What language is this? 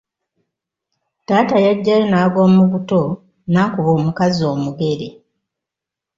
Ganda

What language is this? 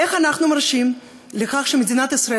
Hebrew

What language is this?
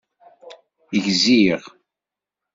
Kabyle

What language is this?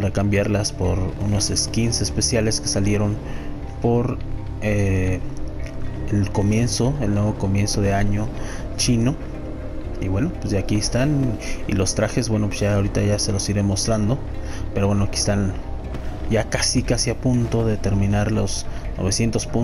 Spanish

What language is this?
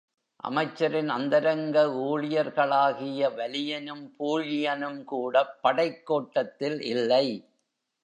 Tamil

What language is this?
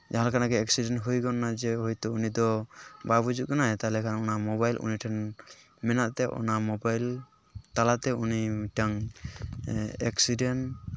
Santali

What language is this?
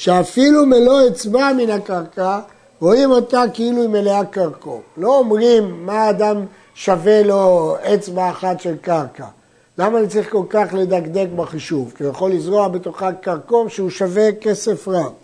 Hebrew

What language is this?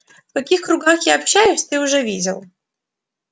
Russian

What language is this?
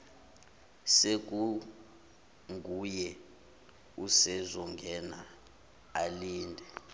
Zulu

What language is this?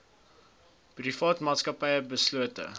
Afrikaans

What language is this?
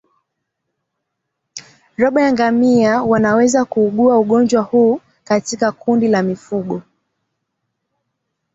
Swahili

